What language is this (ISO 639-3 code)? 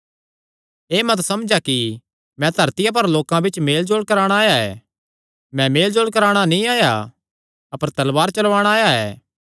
xnr